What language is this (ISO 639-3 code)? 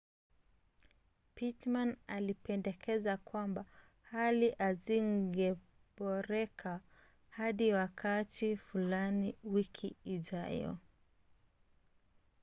swa